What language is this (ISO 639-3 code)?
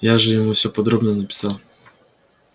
rus